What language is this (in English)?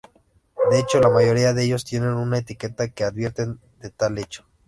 Spanish